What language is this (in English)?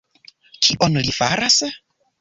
Esperanto